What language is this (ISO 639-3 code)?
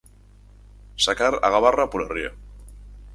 glg